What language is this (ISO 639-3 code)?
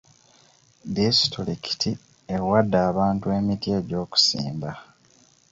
lug